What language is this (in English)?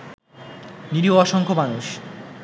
Bangla